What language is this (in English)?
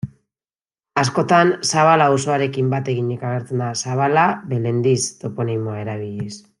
Basque